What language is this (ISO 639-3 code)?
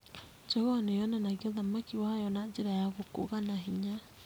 kik